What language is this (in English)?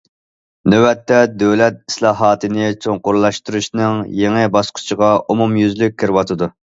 Uyghur